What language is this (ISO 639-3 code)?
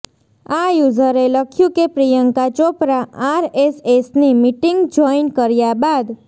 guj